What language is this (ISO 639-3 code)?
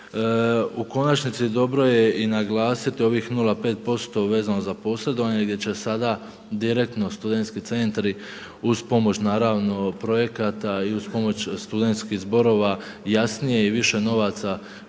hrv